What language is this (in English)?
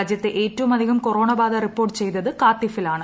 Malayalam